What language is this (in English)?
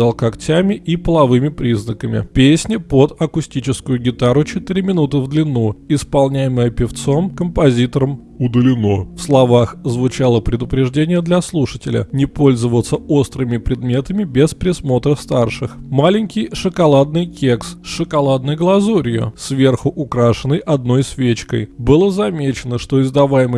Russian